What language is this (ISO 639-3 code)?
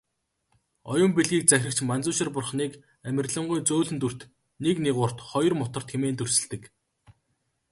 mon